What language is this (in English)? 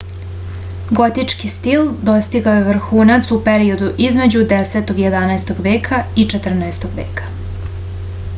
Serbian